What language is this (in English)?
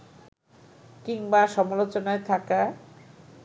Bangla